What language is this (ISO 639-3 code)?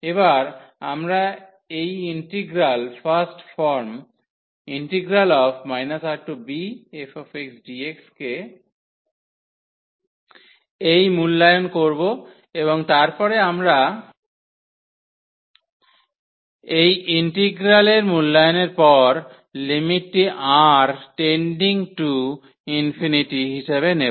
ben